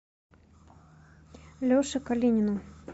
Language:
Russian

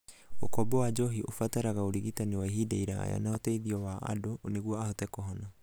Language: Kikuyu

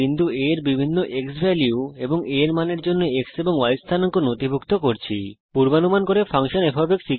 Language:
Bangla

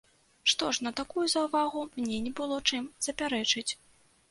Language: Belarusian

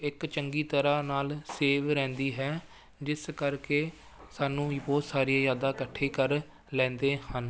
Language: Punjabi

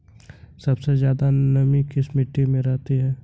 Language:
Hindi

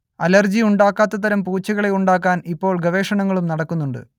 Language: Malayalam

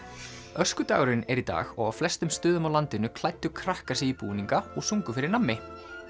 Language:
Icelandic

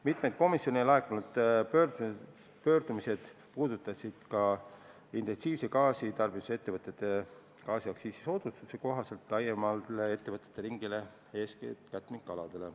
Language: Estonian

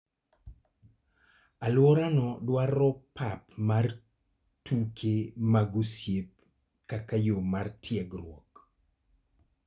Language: Luo (Kenya and Tanzania)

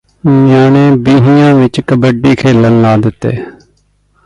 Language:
Punjabi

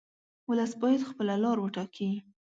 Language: Pashto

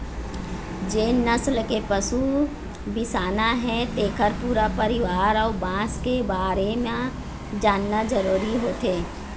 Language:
Chhattisgarhi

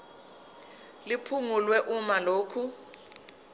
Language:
Zulu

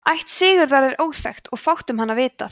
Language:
Icelandic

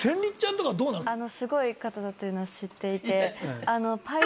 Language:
Japanese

